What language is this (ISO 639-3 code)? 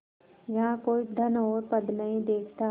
hin